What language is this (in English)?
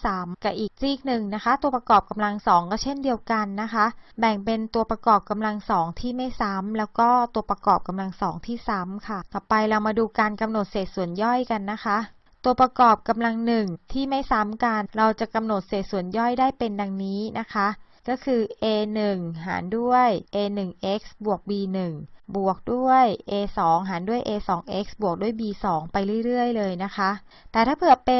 Thai